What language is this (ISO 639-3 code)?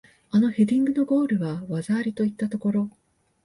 jpn